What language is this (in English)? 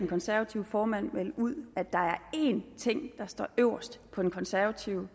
Danish